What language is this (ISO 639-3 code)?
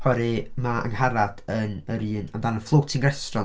cym